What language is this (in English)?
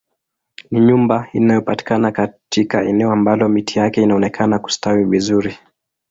Swahili